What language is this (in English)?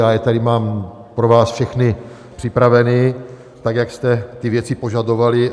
Czech